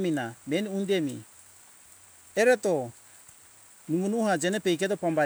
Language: Hunjara-Kaina Ke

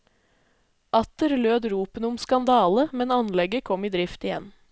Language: Norwegian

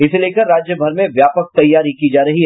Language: Hindi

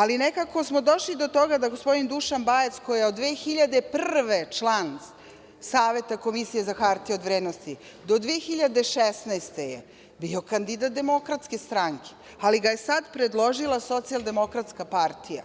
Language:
Serbian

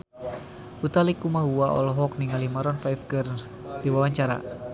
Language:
Sundanese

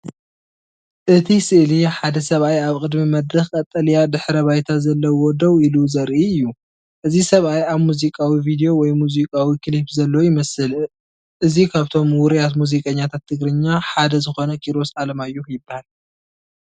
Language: Tigrinya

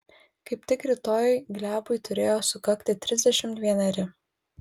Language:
Lithuanian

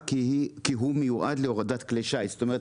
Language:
Hebrew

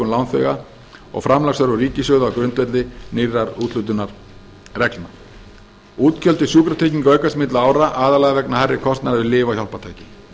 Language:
Icelandic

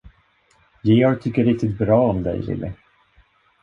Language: Swedish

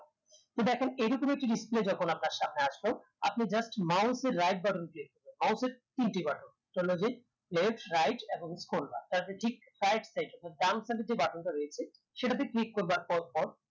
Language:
Bangla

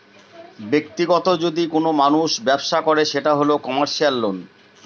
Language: Bangla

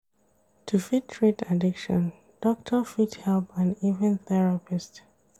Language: Nigerian Pidgin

